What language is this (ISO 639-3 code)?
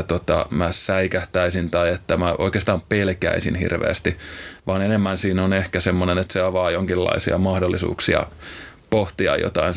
fin